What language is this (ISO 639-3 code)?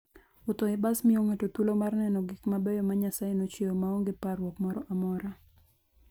luo